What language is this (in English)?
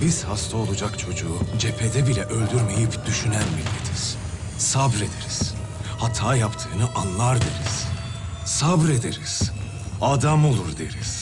Turkish